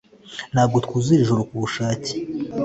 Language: Kinyarwanda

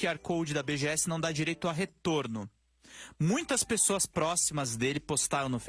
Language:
Portuguese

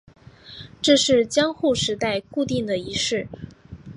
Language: Chinese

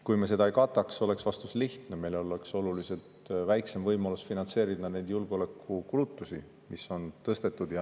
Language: Estonian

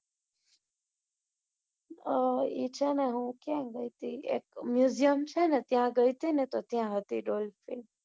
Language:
Gujarati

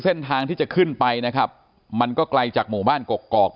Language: Thai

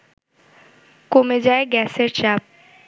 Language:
Bangla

